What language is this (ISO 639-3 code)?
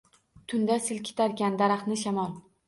uzb